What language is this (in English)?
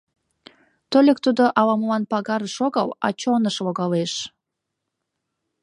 Mari